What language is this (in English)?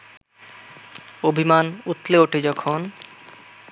Bangla